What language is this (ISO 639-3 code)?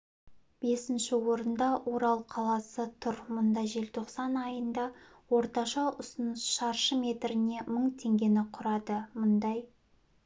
kaz